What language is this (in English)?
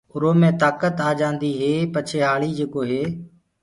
Gurgula